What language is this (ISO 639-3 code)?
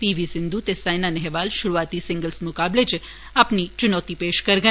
doi